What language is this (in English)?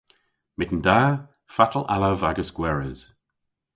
Cornish